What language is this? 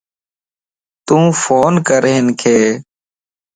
Lasi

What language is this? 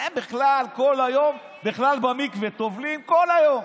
Hebrew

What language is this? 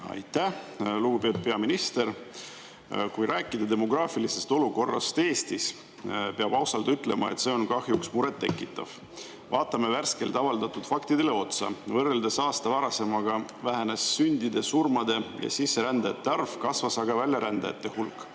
Estonian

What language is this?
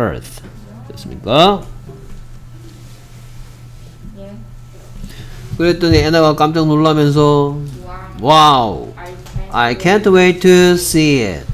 Korean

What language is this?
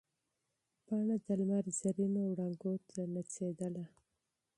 Pashto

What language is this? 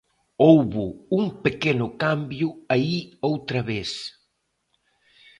Galician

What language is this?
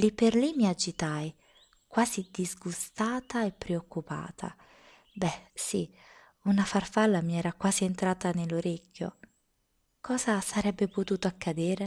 Italian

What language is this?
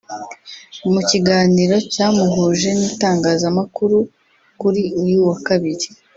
Kinyarwanda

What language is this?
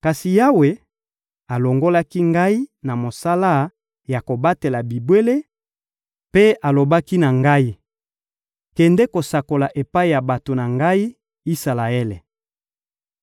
Lingala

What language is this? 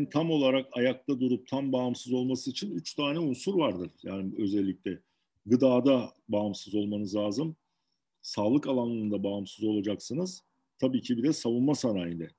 Turkish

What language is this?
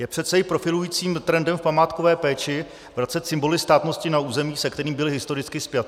Czech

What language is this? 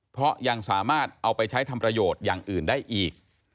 Thai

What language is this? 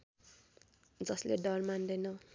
Nepali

